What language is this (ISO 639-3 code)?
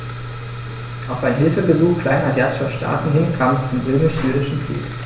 deu